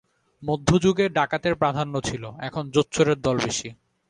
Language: Bangla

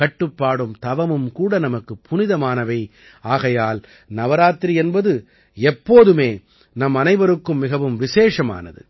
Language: Tamil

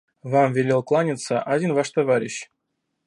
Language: Russian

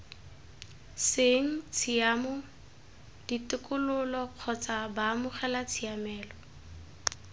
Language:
Tswana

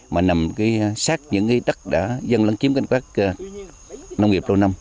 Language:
Vietnamese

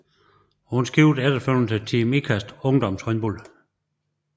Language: Danish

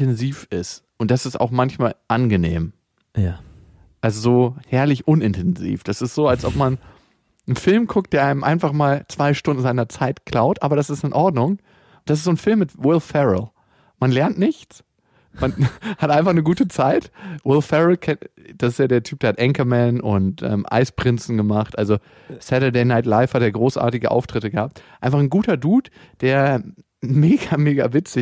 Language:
German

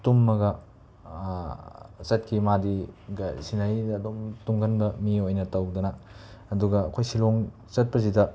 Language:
Manipuri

